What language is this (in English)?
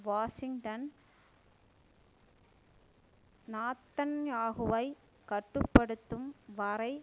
Tamil